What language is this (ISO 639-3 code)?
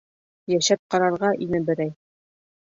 bak